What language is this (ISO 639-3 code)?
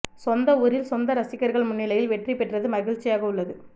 tam